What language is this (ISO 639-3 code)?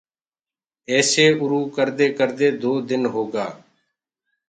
ggg